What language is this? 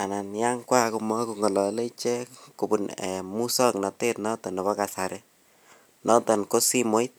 Kalenjin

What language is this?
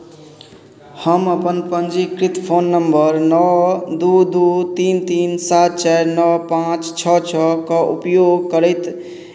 Maithili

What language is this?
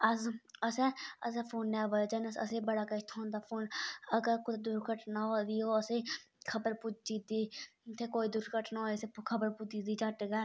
Dogri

